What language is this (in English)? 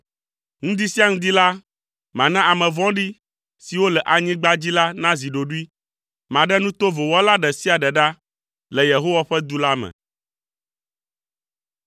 Ewe